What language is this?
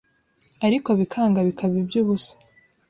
Kinyarwanda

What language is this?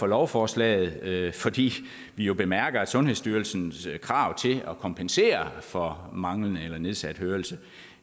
Danish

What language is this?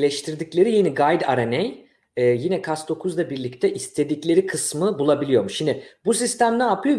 Turkish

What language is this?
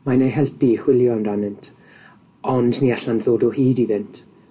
Welsh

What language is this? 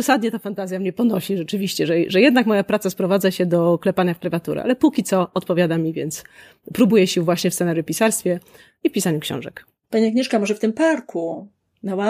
Polish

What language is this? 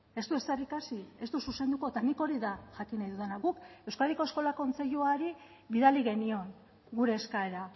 Basque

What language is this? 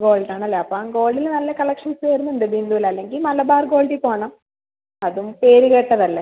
Malayalam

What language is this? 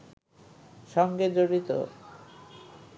Bangla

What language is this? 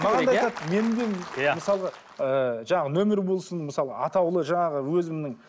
Kazakh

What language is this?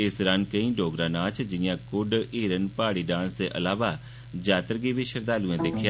Dogri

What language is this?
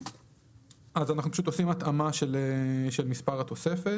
Hebrew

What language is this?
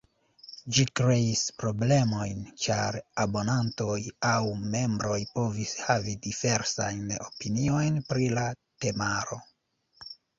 Esperanto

